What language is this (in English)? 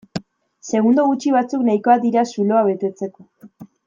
Basque